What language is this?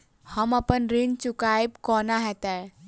Maithili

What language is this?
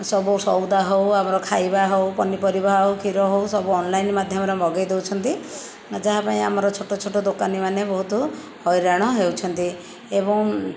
Odia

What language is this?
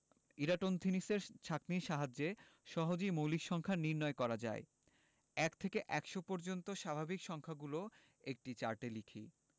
Bangla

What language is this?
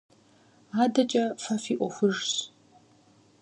Kabardian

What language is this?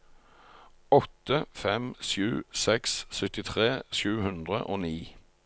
Norwegian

